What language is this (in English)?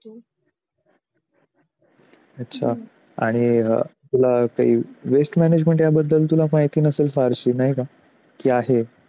Marathi